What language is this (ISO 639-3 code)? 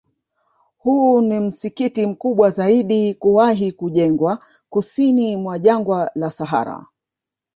swa